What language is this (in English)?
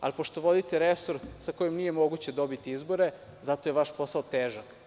Serbian